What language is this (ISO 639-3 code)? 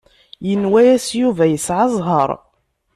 kab